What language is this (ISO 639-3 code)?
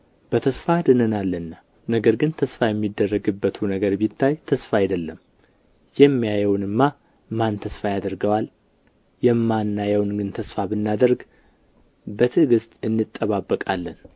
amh